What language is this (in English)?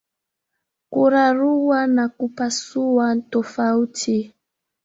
Swahili